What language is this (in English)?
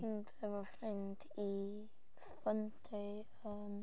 Welsh